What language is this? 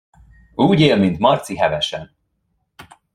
Hungarian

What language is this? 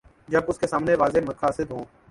Urdu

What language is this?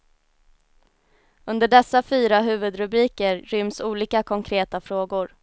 Swedish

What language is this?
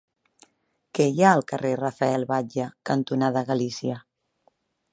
Catalan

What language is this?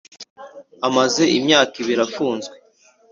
Kinyarwanda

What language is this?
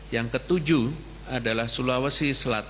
Indonesian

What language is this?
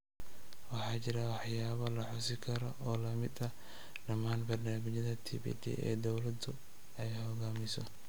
Somali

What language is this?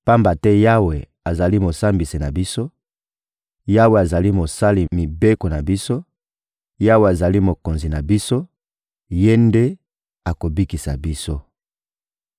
Lingala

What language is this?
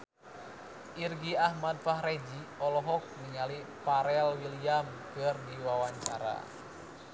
Sundanese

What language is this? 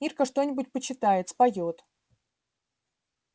Russian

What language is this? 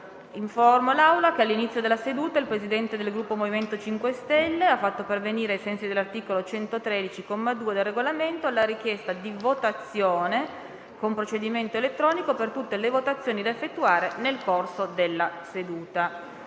Italian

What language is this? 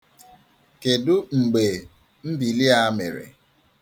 Igbo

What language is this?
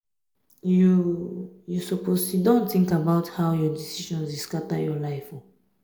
Nigerian Pidgin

